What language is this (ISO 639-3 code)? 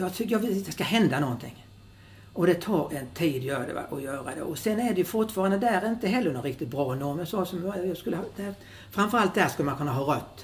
swe